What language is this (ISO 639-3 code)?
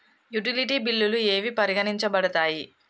tel